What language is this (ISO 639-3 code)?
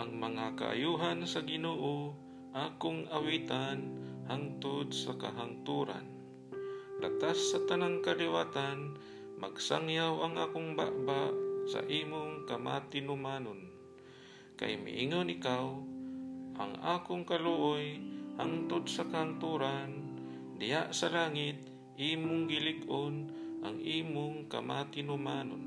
fil